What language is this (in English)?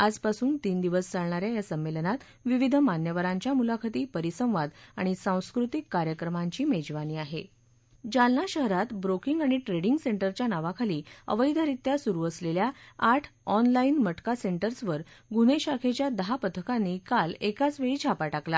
Marathi